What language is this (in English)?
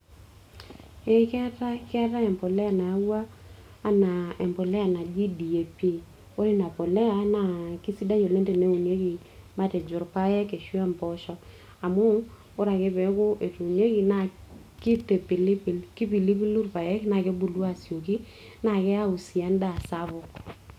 Masai